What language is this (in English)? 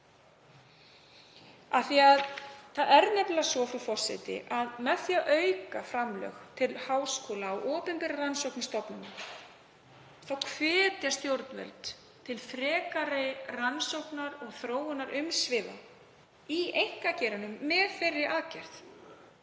Icelandic